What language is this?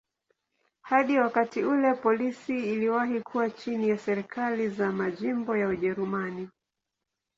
Swahili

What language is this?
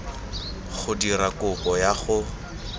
Tswana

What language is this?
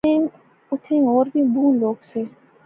Pahari-Potwari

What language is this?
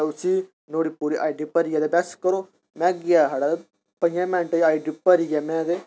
Dogri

